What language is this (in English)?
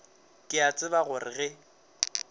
Northern Sotho